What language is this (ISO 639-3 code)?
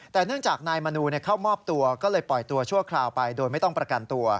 tha